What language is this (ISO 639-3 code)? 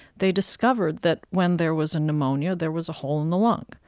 eng